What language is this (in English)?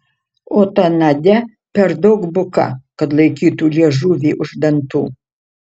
Lithuanian